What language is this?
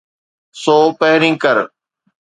Sindhi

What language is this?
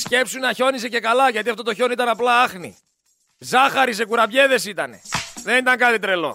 Greek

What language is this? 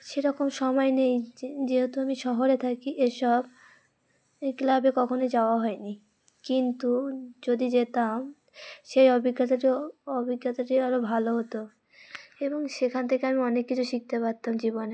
Bangla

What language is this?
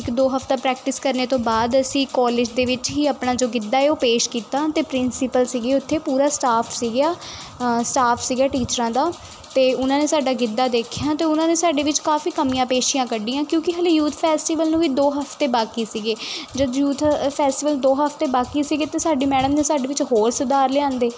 Punjabi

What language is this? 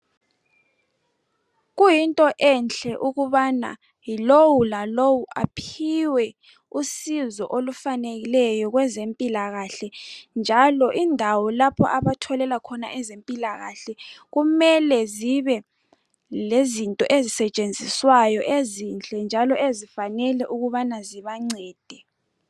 North Ndebele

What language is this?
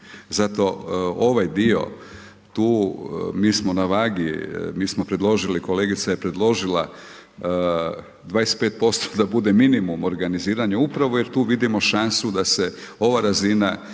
Croatian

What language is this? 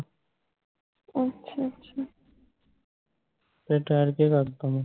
Punjabi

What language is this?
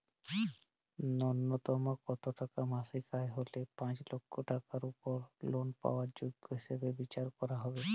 Bangla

